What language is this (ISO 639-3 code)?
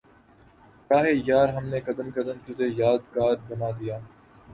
urd